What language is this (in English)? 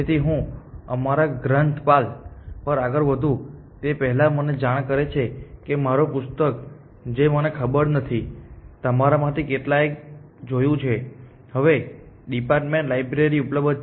Gujarati